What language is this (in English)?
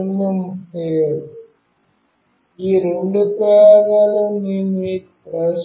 Telugu